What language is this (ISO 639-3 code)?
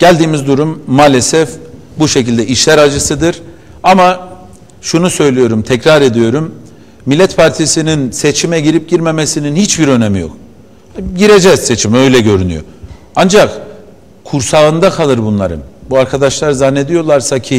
tur